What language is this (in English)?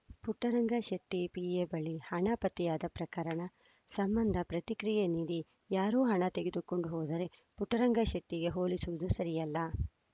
Kannada